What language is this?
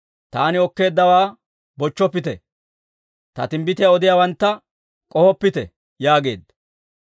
Dawro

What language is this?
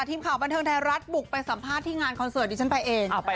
Thai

